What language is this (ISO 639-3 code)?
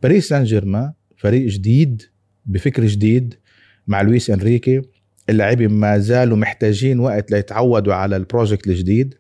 ara